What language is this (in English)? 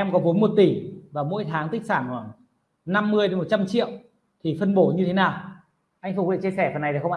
Vietnamese